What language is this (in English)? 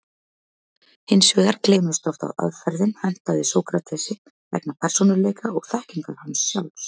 Icelandic